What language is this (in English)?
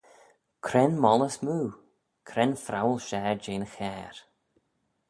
Manx